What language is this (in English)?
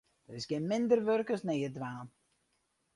Western Frisian